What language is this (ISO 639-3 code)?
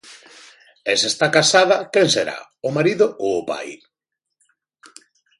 glg